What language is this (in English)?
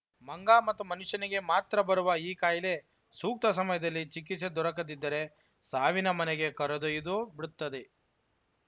Kannada